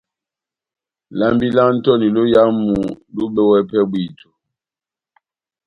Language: Batanga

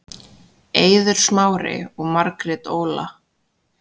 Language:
Icelandic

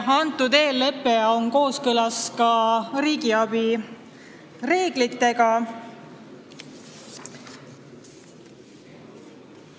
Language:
Estonian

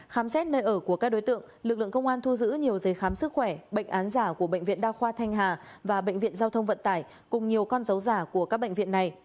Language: Vietnamese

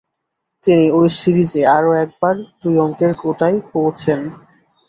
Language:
Bangla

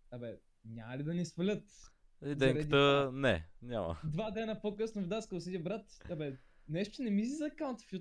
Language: Bulgarian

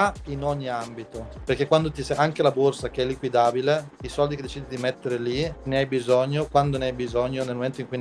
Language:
Italian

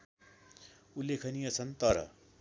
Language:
Nepali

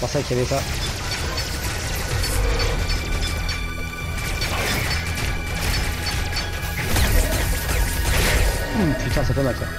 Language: French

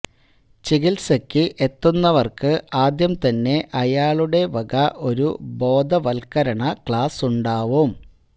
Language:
Malayalam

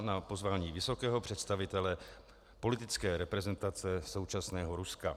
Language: Czech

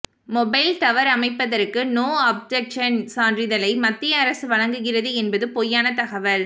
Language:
Tamil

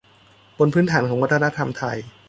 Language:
Thai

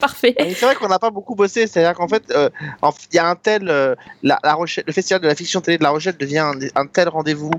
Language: French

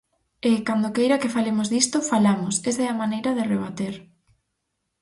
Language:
Galician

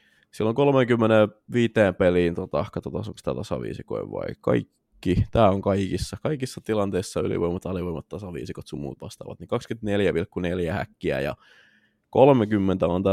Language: Finnish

